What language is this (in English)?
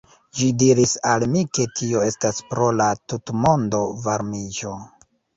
Esperanto